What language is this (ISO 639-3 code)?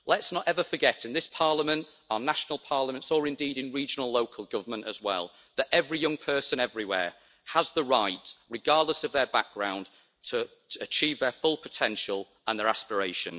eng